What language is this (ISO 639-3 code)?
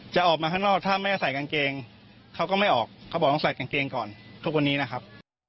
tha